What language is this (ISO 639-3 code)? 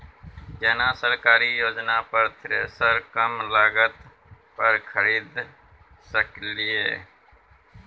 mai